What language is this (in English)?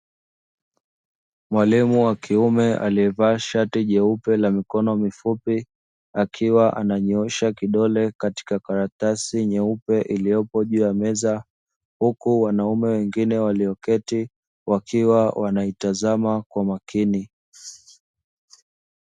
Swahili